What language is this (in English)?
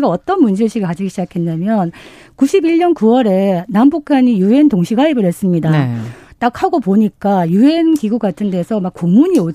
Korean